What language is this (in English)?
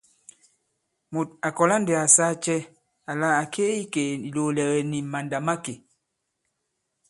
Bankon